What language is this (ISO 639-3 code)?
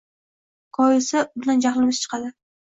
uzb